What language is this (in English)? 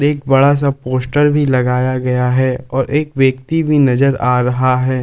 Hindi